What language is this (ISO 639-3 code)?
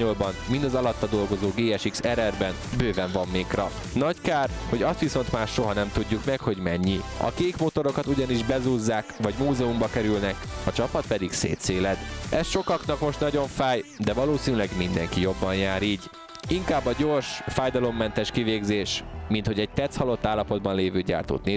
hun